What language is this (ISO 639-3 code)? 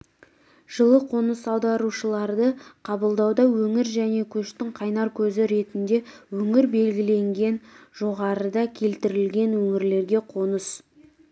kaz